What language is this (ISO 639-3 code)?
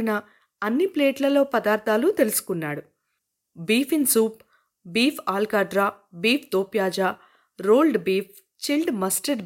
tel